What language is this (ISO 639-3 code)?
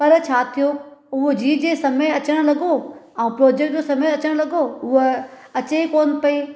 snd